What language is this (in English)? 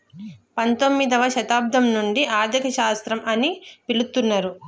Telugu